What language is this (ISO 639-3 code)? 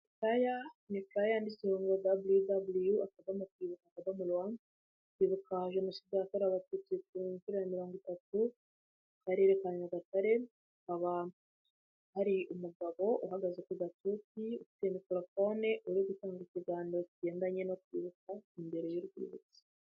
kin